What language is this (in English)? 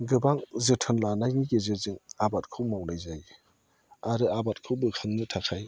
Bodo